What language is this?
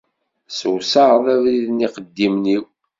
Kabyle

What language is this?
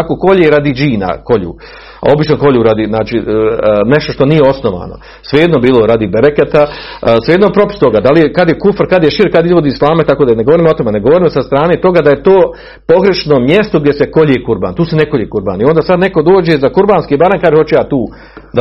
Croatian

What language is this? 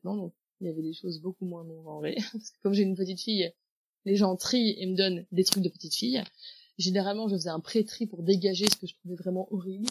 French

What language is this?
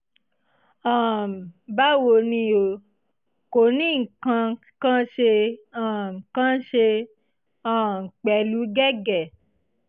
Yoruba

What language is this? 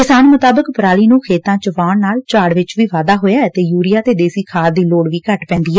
Punjabi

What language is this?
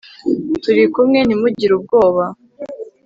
Kinyarwanda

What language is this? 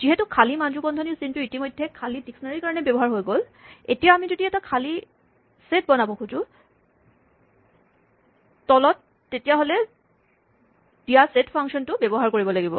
Assamese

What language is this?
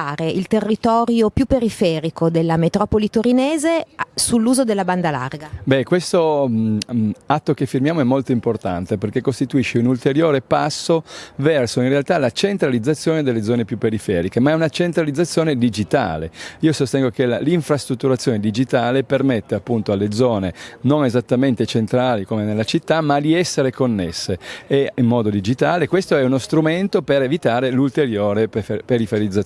Italian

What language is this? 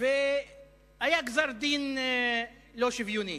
Hebrew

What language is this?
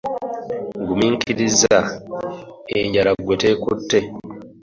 Ganda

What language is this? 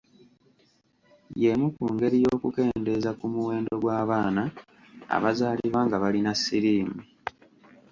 Ganda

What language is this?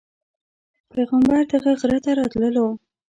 Pashto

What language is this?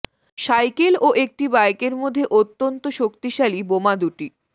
Bangla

